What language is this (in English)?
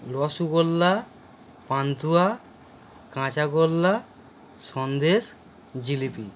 Bangla